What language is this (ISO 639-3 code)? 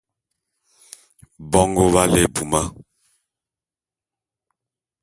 bum